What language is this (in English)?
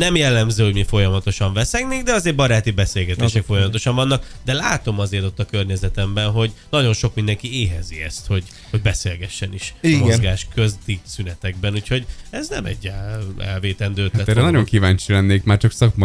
Hungarian